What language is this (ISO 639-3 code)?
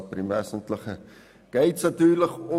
gsw